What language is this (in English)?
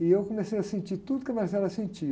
Portuguese